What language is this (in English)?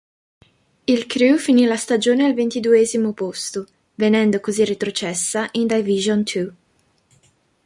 Italian